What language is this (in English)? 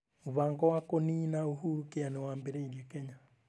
Kikuyu